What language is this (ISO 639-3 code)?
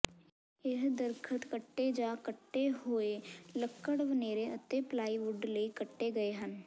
pan